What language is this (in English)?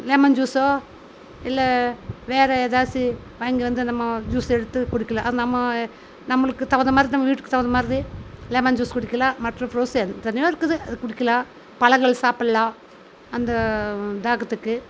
Tamil